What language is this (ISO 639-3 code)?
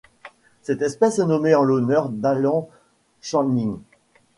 fra